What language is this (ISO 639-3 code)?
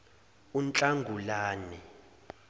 zul